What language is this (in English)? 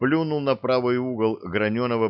Russian